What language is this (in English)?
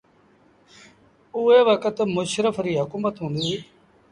Sindhi Bhil